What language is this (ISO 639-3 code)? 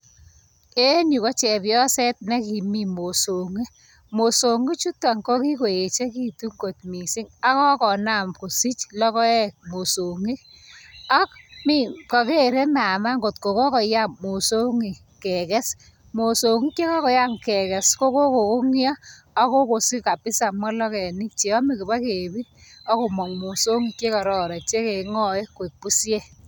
kln